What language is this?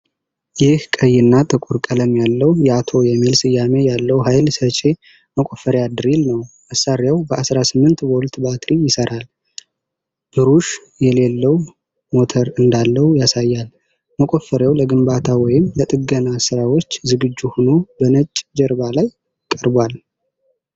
Amharic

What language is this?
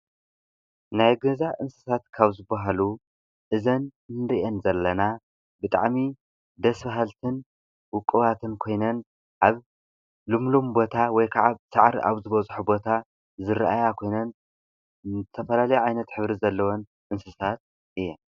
Tigrinya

